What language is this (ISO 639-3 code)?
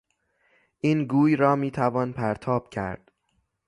fas